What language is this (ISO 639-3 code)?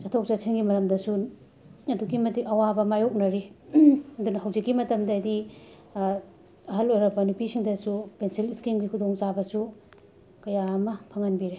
mni